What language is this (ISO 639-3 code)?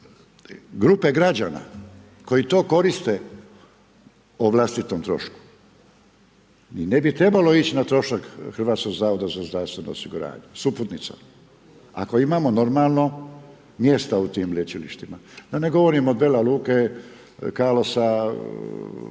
hrv